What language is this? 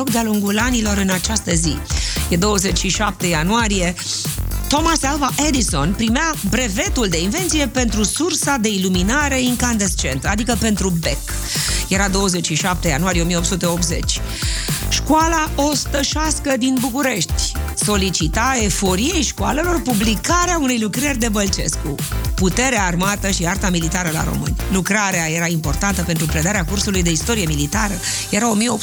Romanian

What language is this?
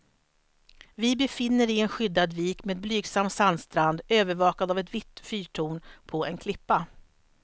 Swedish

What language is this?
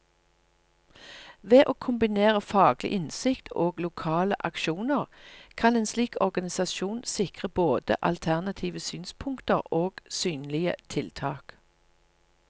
Norwegian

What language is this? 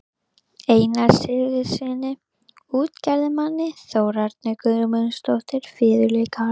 Icelandic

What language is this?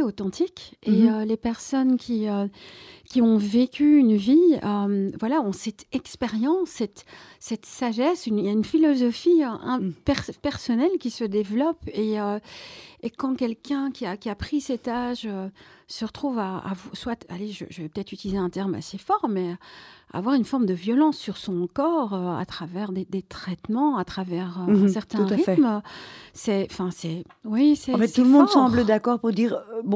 French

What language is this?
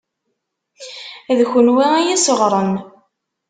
Kabyle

